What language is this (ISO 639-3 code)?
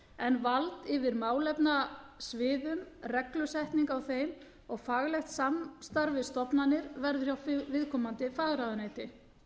isl